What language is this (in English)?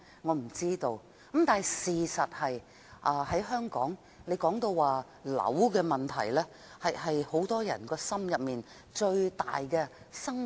Cantonese